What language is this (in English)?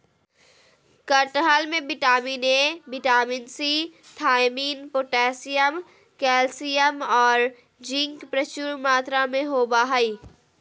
Magahi